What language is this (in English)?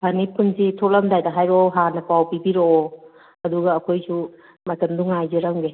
Manipuri